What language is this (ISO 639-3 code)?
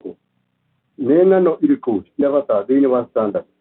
kik